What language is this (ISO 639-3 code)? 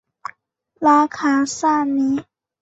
zho